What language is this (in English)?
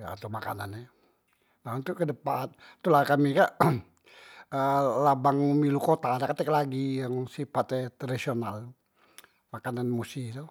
Musi